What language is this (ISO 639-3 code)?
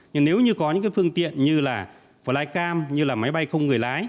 vie